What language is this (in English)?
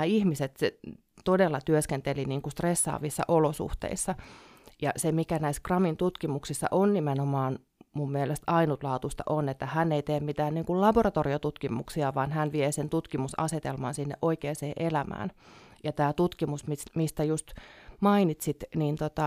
Finnish